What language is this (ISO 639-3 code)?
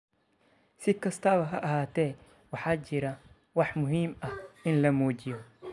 som